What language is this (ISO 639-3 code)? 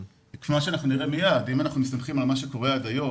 heb